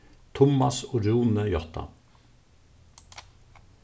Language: Faroese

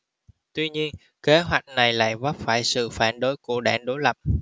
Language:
Vietnamese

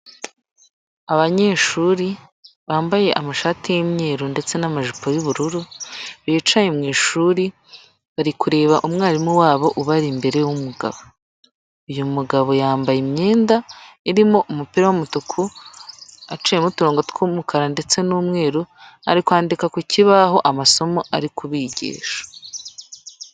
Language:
Kinyarwanda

